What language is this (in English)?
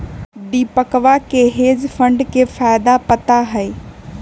Magahi